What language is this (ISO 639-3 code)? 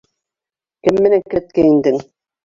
bak